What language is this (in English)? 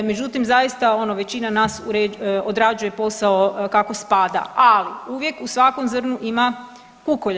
Croatian